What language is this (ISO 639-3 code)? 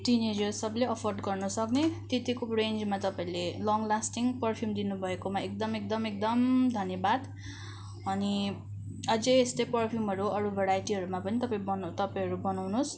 nep